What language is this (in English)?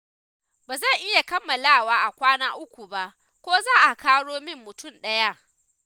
Hausa